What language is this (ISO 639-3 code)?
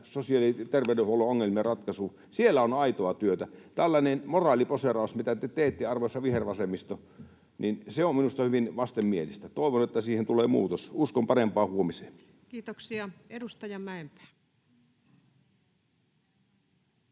fin